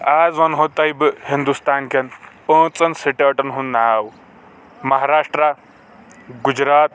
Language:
Kashmiri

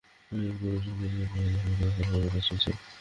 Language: Bangla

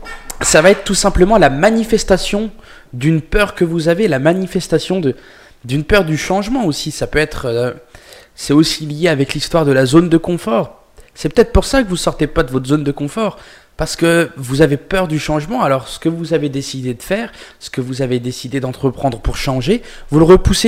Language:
French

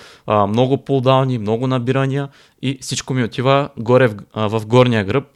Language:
Bulgarian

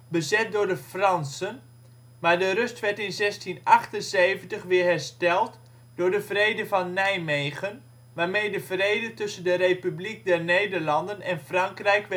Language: Dutch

